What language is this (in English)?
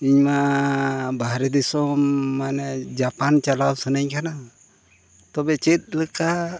Santali